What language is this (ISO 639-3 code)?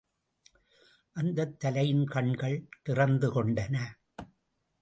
tam